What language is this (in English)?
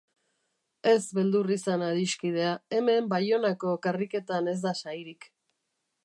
Basque